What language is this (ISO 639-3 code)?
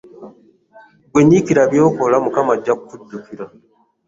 lug